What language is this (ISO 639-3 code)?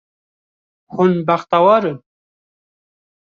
kur